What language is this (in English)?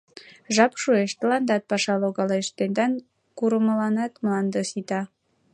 Mari